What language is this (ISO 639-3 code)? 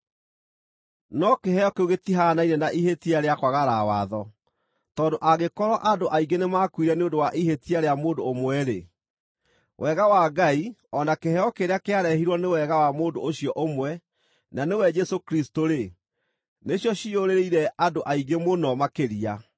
kik